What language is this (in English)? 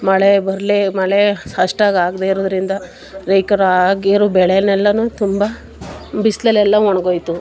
Kannada